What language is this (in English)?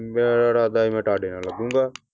Punjabi